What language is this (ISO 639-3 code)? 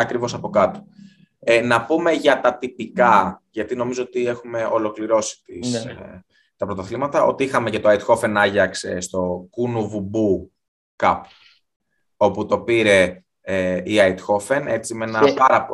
ell